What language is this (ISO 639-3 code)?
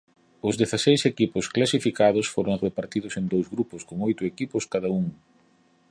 glg